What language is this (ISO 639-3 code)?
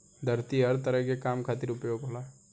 bho